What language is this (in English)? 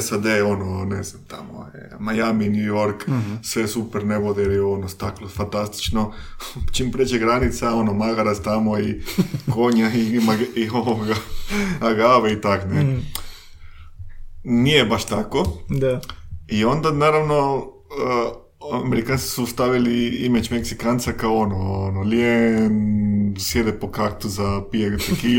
Croatian